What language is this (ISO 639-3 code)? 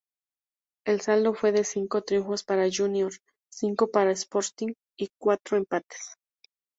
spa